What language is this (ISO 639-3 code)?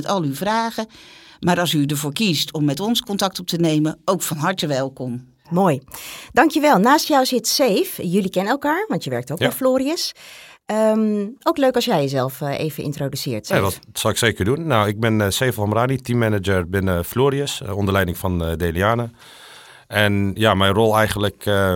nld